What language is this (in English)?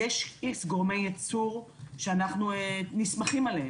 Hebrew